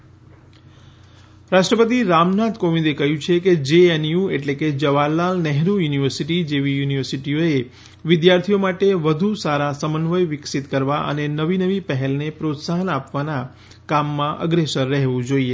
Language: Gujarati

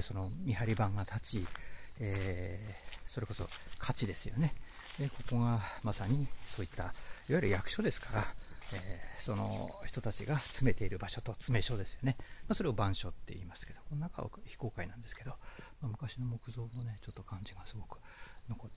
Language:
Japanese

